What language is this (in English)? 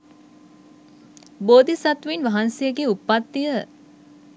Sinhala